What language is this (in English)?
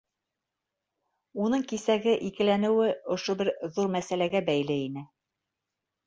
Bashkir